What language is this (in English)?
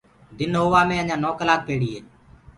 Gurgula